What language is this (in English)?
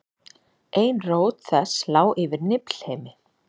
Icelandic